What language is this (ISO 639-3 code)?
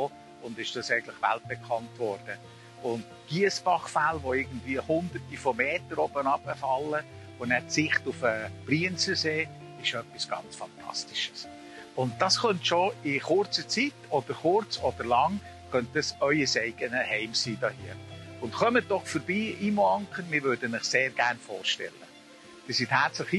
deu